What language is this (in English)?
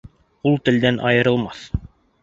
Bashkir